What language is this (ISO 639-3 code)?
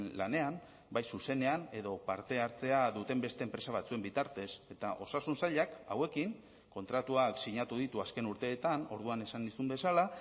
eus